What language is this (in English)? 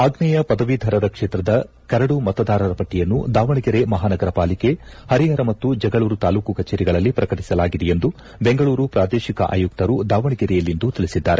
Kannada